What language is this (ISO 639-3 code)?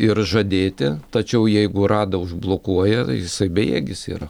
lit